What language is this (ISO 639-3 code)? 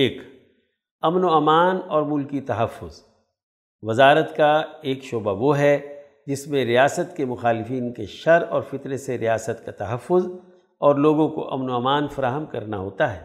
urd